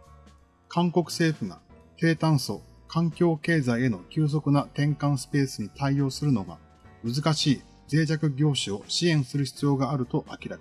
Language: Japanese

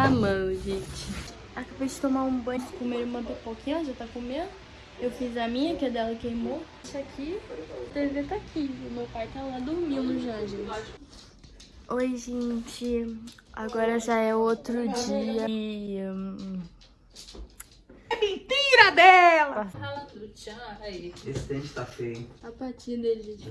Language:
Portuguese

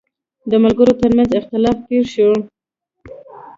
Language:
Pashto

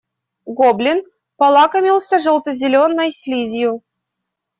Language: Russian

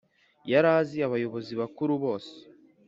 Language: Kinyarwanda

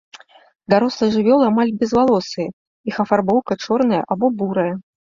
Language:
Belarusian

